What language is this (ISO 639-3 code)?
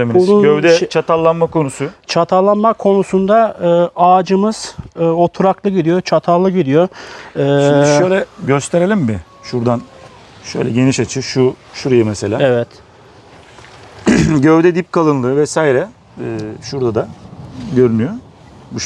tur